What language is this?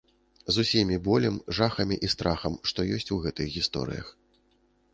Belarusian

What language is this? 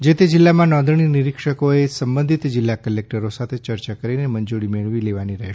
Gujarati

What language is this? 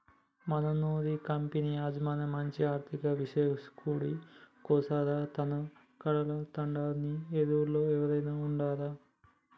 Telugu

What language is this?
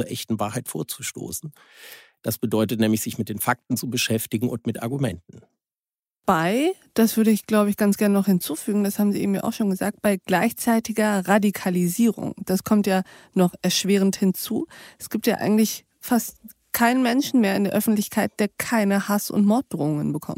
German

